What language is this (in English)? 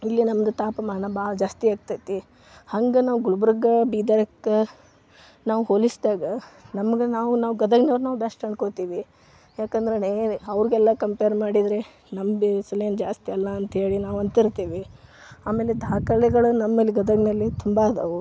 Kannada